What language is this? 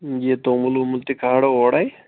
Kashmiri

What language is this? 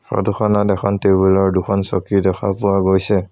Assamese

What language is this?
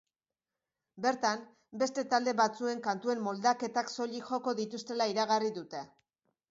Basque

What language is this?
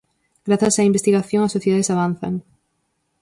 Galician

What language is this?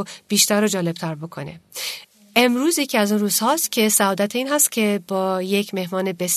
Persian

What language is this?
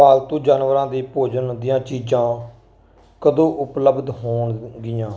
Punjabi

